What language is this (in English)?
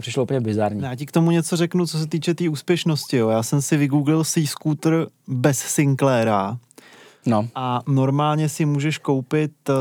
Czech